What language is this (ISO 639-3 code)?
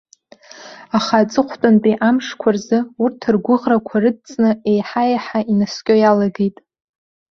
abk